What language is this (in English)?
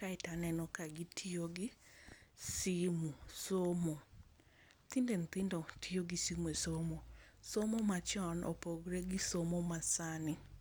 Luo (Kenya and Tanzania)